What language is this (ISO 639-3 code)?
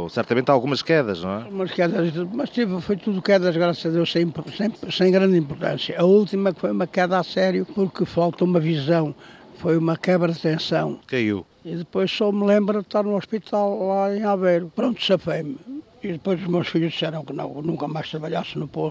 por